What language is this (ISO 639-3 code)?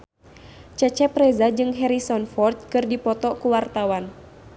sun